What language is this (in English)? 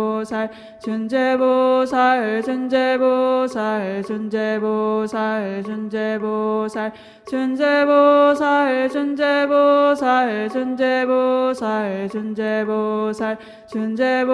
Korean